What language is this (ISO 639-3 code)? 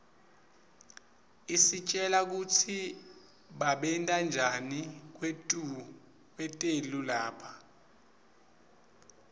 ssw